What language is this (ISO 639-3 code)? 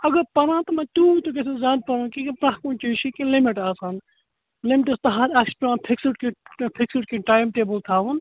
kas